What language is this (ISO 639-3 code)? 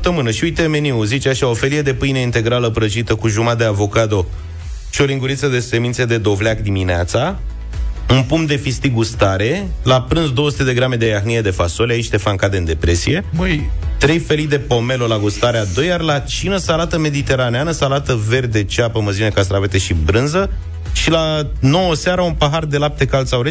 ron